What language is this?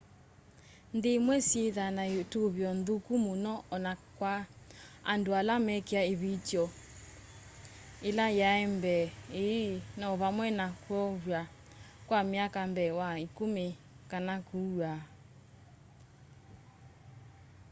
Kamba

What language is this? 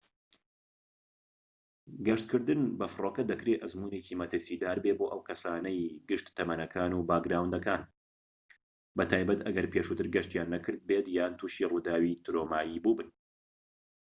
Central Kurdish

